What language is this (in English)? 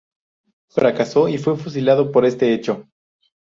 Spanish